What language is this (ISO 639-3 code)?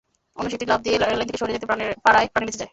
ben